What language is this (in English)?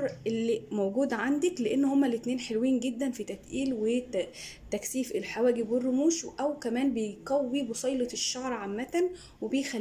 Arabic